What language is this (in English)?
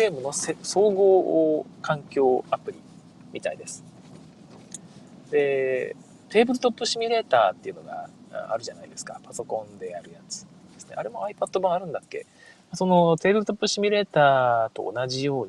Japanese